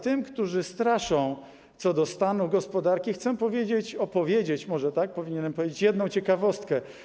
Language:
Polish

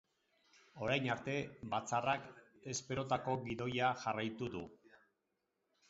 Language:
Basque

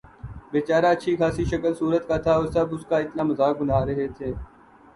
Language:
Urdu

